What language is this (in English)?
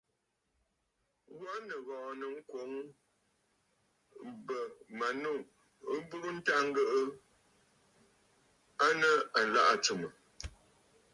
Bafut